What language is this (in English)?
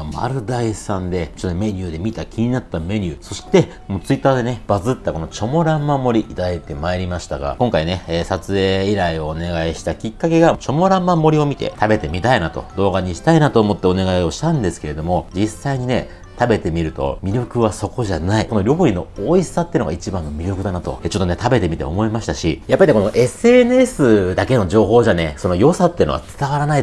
Japanese